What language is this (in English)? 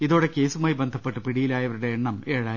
Malayalam